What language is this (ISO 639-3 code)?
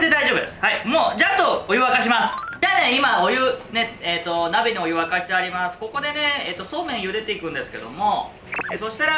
jpn